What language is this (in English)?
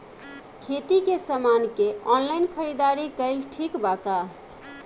Bhojpuri